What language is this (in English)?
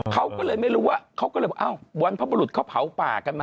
Thai